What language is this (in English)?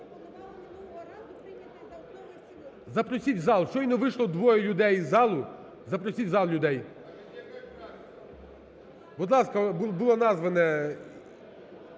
Ukrainian